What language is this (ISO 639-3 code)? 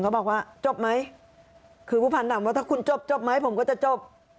tha